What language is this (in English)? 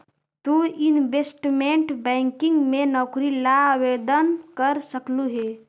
Magahi